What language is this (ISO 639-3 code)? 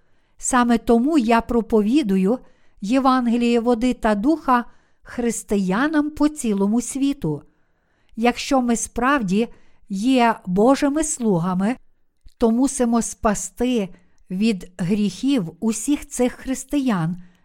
ukr